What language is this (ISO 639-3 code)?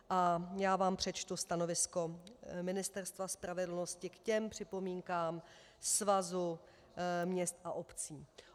ces